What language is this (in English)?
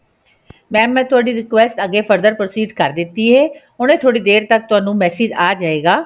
Punjabi